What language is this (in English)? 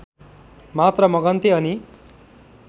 Nepali